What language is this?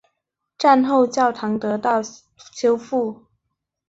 Chinese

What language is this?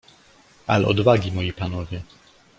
Polish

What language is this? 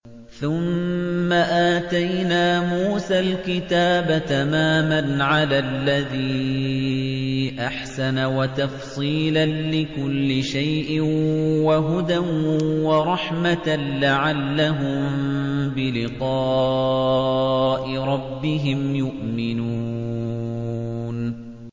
Arabic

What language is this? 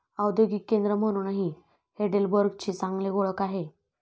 Marathi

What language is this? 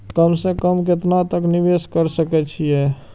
Maithili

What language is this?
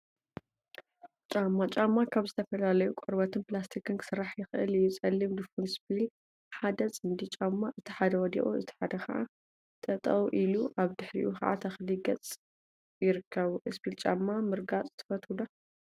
Tigrinya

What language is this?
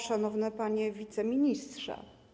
Polish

